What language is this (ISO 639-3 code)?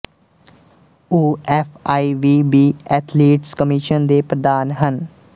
pan